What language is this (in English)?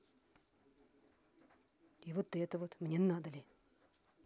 Russian